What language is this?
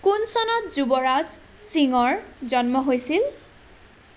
Assamese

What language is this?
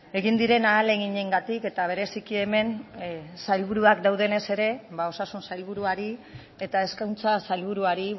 Basque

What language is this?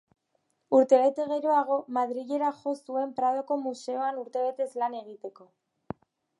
Basque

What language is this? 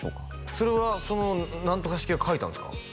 Japanese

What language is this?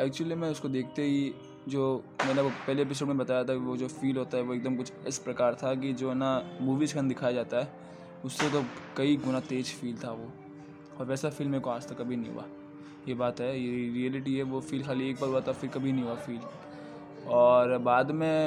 Hindi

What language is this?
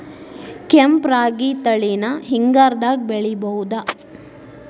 Kannada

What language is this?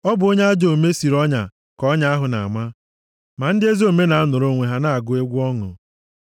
Igbo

